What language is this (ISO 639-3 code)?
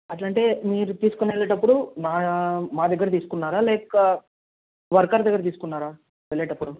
tel